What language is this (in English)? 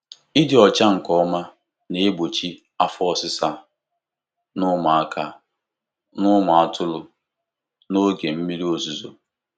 Igbo